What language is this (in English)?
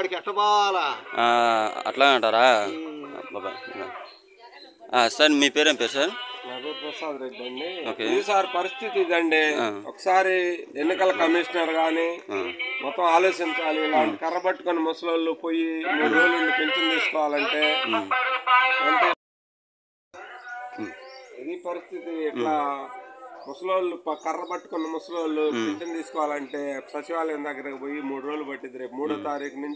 Telugu